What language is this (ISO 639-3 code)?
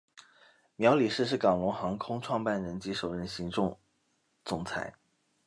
zho